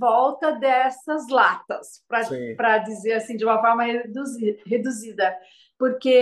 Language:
Portuguese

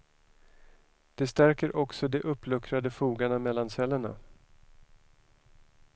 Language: Swedish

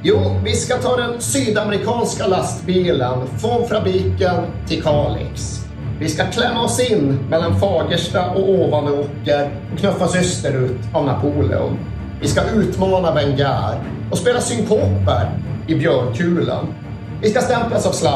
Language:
Swedish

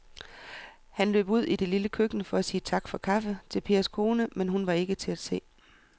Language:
Danish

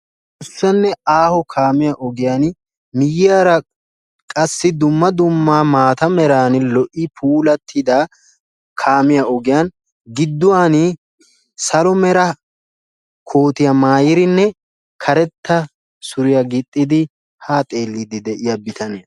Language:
Wolaytta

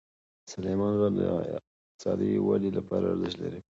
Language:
Pashto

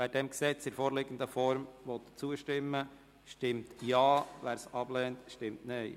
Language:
Swiss German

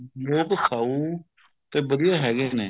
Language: Punjabi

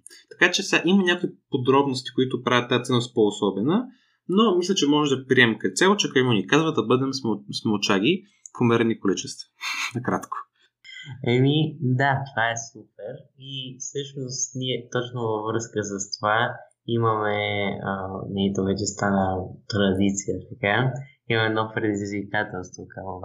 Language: Bulgarian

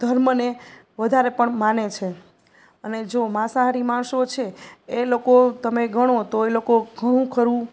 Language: Gujarati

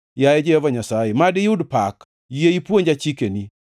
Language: Luo (Kenya and Tanzania)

